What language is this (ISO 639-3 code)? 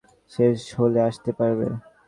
ben